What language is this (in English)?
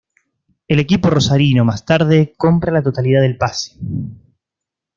Spanish